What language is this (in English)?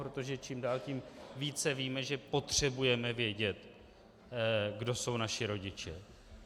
Czech